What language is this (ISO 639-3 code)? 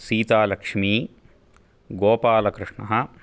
san